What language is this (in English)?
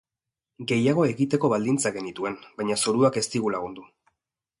Basque